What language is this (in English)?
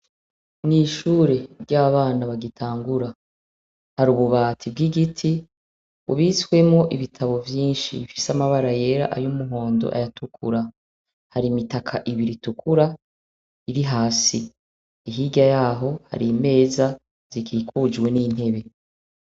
Rundi